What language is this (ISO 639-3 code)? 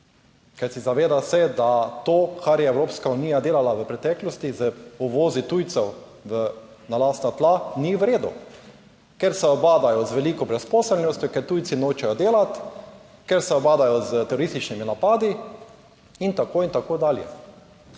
slv